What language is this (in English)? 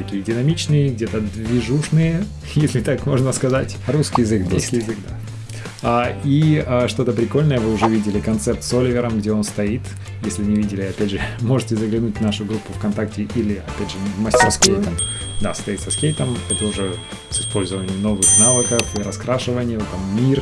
Russian